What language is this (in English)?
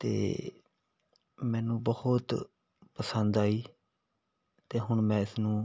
Punjabi